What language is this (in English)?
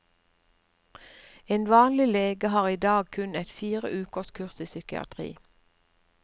Norwegian